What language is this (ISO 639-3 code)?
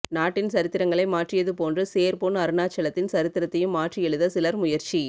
tam